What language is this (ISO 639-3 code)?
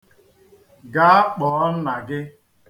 ibo